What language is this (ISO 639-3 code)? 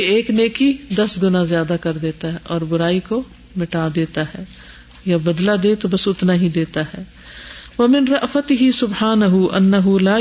urd